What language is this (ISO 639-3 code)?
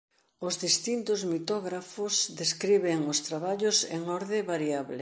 glg